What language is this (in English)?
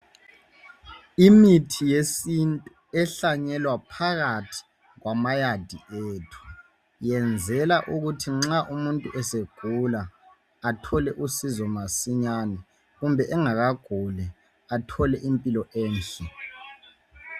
North Ndebele